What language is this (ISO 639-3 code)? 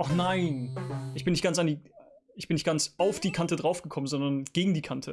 deu